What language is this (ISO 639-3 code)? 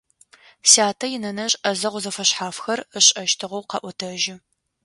ady